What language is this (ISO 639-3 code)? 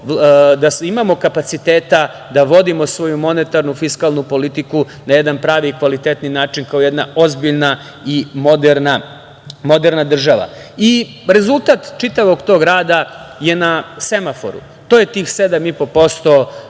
srp